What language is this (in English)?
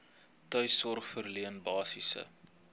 Afrikaans